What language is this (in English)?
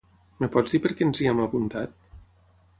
Catalan